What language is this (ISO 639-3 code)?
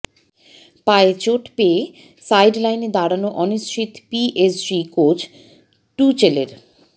ben